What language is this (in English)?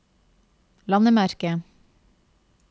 Norwegian